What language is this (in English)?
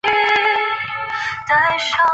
Chinese